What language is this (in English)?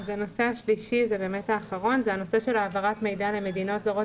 Hebrew